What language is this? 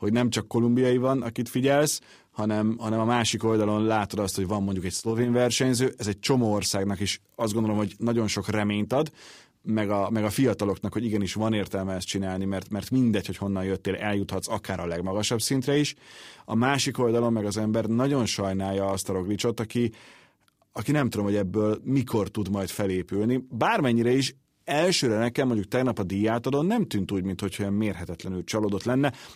Hungarian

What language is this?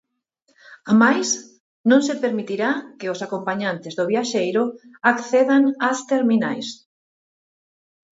Galician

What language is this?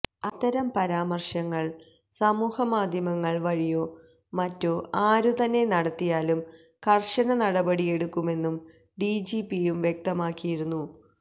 Malayalam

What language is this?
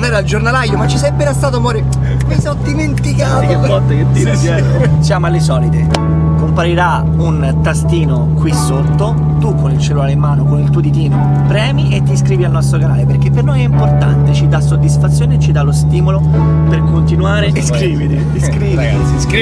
Italian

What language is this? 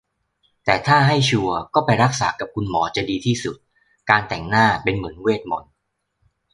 Thai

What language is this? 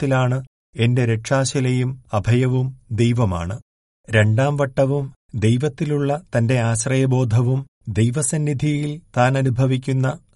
Malayalam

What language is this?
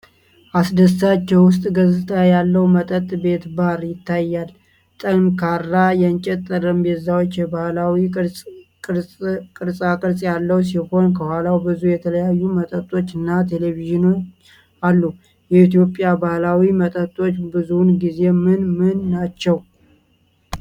Amharic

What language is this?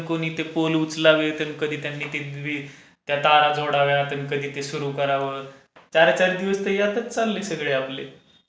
Marathi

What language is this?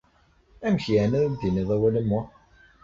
Kabyle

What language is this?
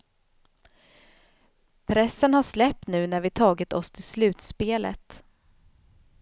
Swedish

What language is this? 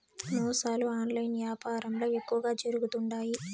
Telugu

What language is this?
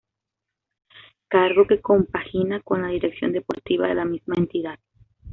Spanish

